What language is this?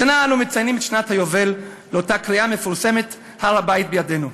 Hebrew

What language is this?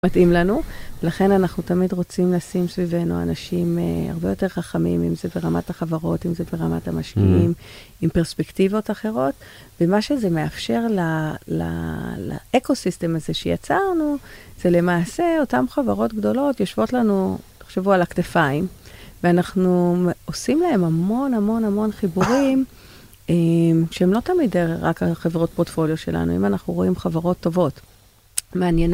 Hebrew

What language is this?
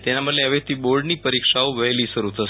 Gujarati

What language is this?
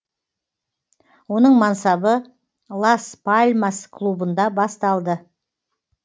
Kazakh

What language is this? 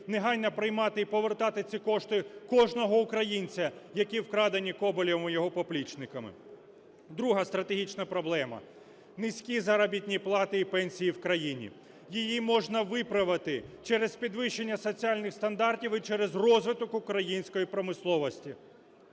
Ukrainian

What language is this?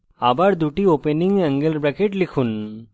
Bangla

